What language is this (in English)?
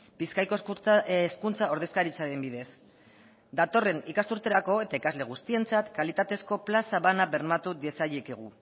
Basque